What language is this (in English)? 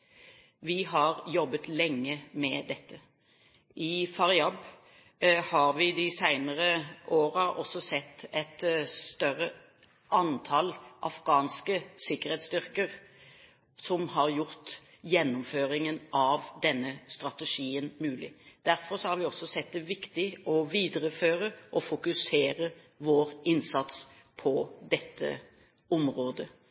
Norwegian Bokmål